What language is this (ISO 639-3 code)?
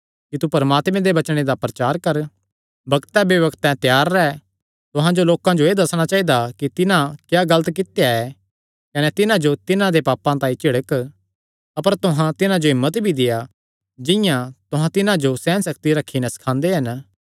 xnr